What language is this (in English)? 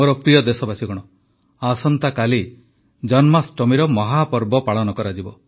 Odia